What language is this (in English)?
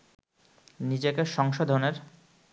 Bangla